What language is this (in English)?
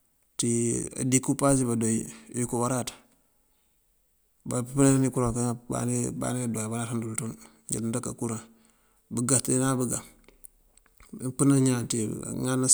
Mandjak